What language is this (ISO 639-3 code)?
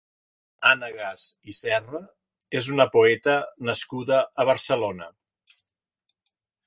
cat